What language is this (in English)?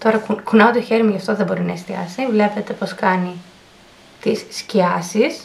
Greek